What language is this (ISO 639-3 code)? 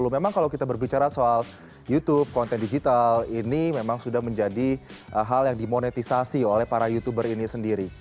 ind